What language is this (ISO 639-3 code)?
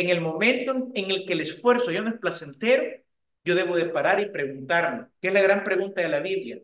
spa